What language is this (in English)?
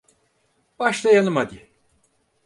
Turkish